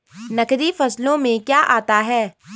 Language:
Hindi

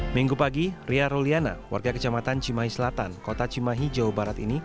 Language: Indonesian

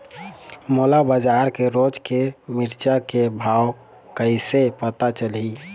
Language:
Chhattisgarhi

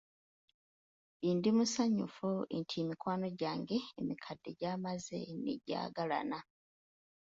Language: Ganda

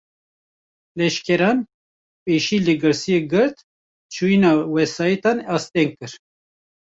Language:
Kurdish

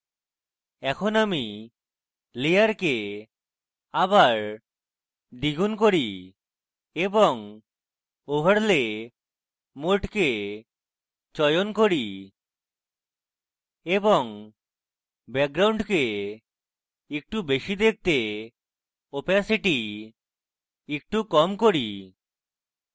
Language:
Bangla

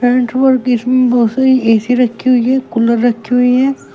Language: Hindi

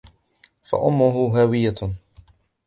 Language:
Arabic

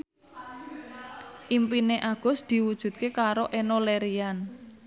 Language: Javanese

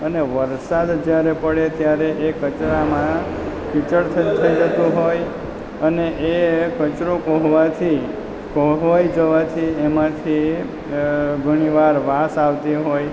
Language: Gujarati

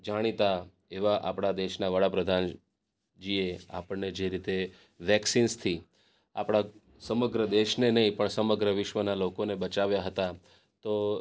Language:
Gujarati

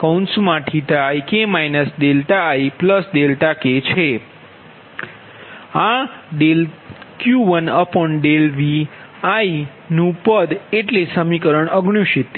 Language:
Gujarati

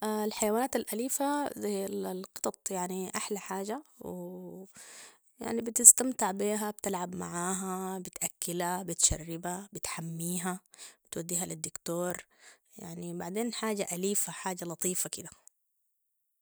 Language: Sudanese Arabic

